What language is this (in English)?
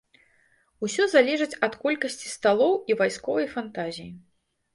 Belarusian